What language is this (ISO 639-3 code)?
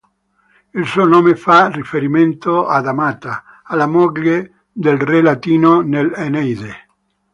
ita